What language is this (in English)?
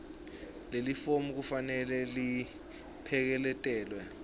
Swati